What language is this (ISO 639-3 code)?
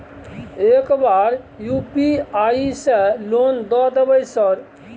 mai